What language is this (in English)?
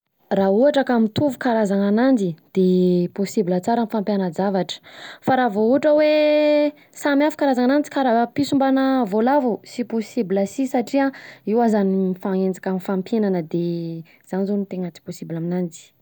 Southern Betsimisaraka Malagasy